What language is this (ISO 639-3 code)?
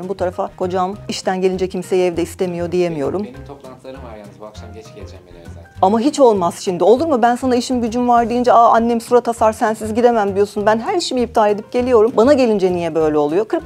tur